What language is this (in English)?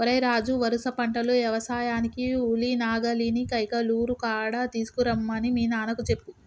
Telugu